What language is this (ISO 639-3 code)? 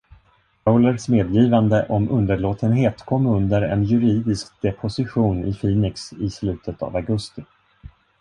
swe